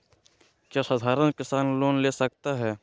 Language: Magahi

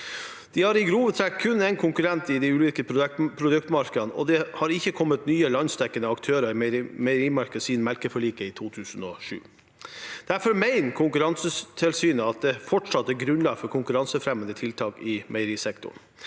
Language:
Norwegian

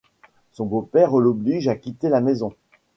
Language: French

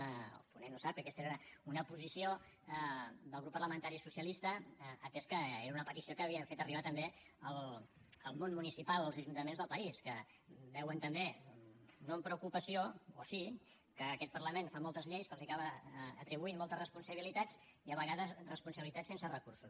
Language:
Catalan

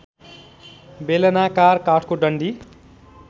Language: Nepali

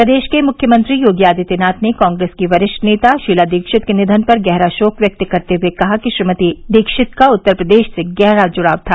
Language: Hindi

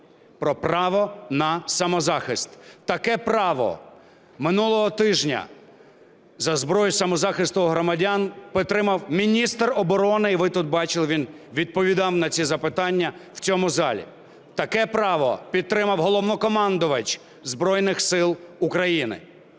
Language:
Ukrainian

